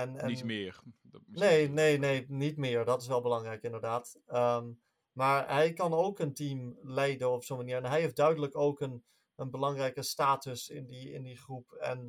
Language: Dutch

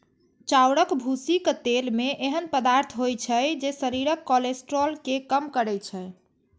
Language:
Maithili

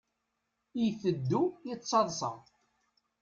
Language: Kabyle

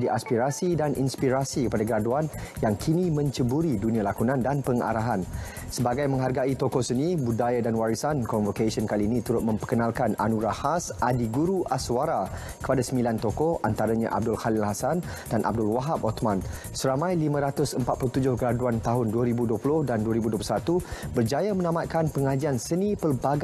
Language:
Malay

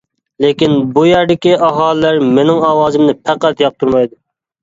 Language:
Uyghur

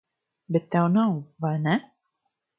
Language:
Latvian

